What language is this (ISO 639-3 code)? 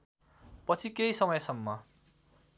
nep